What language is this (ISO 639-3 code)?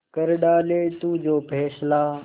hin